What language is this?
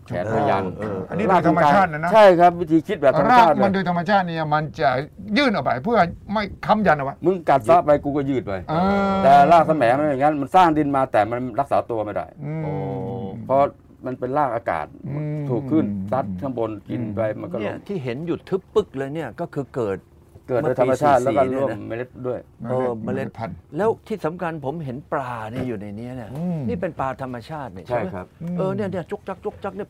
Thai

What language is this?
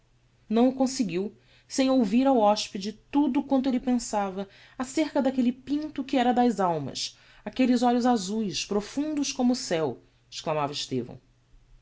Portuguese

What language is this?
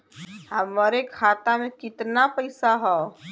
Bhojpuri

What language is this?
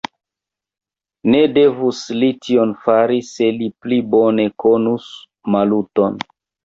Esperanto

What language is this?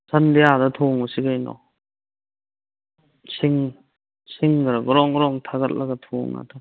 Manipuri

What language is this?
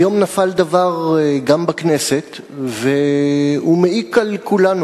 Hebrew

